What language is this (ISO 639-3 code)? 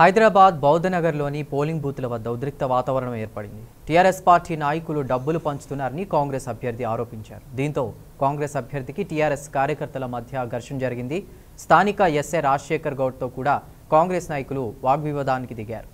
hin